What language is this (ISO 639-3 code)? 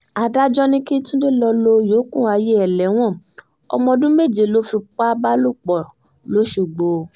yor